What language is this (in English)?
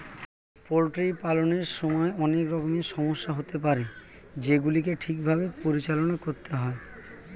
Bangla